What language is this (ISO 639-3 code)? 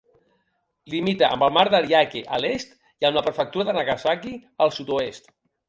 cat